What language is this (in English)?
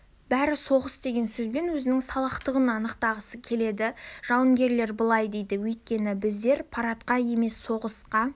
Kazakh